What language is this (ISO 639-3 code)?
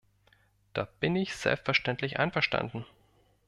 deu